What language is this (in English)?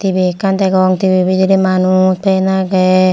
Chakma